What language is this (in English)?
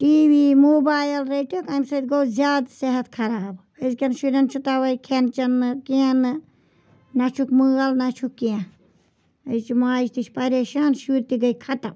Kashmiri